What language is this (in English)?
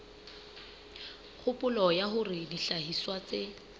Southern Sotho